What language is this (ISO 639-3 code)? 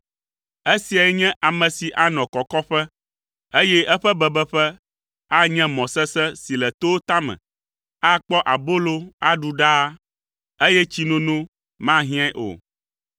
ewe